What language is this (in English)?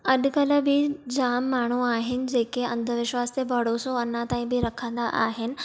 Sindhi